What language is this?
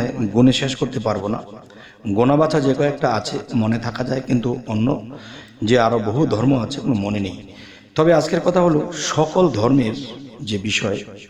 Bangla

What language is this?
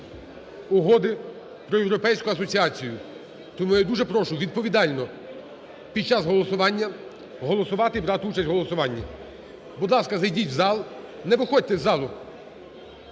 Ukrainian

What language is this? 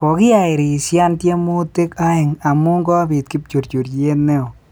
Kalenjin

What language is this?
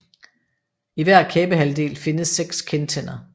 Danish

